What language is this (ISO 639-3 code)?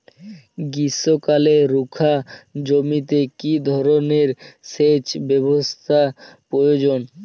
ben